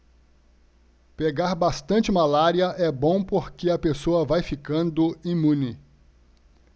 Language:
Portuguese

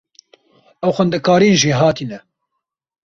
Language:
Kurdish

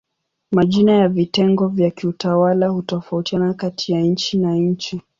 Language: Swahili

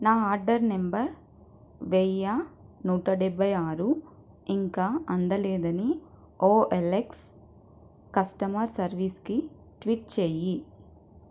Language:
Telugu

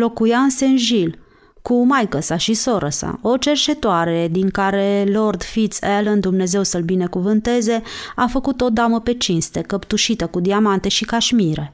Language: Romanian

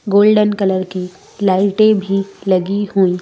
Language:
Hindi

